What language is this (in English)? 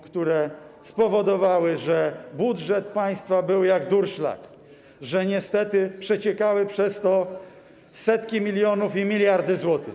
Polish